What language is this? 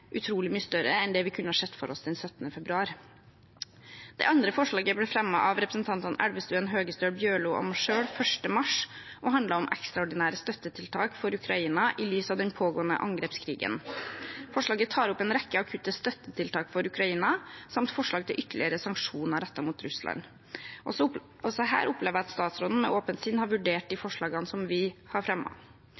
Norwegian Bokmål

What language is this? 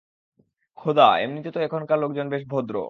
Bangla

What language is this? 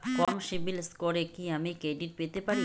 Bangla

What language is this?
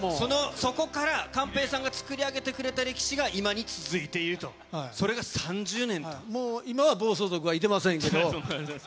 Japanese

